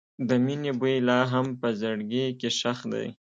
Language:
Pashto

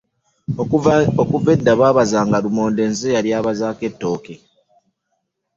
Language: Ganda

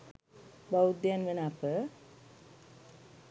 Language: Sinhala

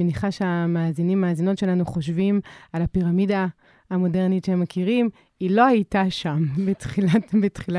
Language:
Hebrew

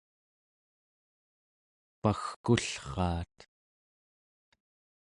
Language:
Central Yupik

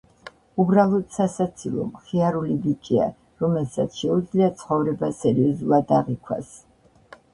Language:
Georgian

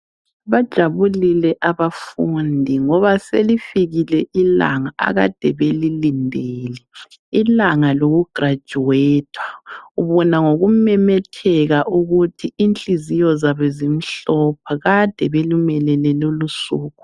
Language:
North Ndebele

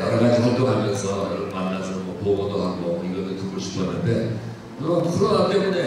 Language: Korean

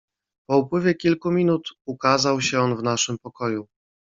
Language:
Polish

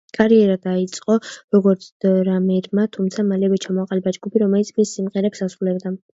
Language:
Georgian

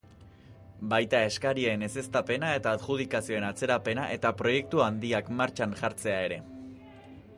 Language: Basque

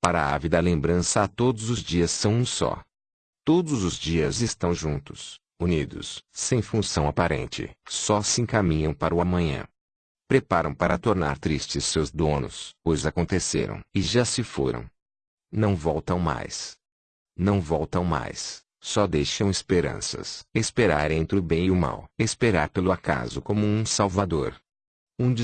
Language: Portuguese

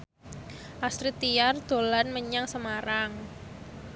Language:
Javanese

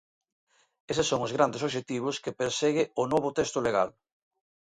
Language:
Galician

